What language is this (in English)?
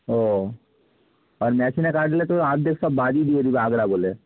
Bangla